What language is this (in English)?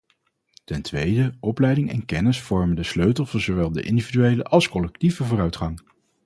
Dutch